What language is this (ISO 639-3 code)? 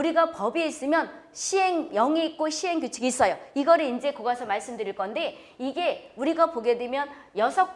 kor